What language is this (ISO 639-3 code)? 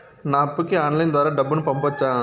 tel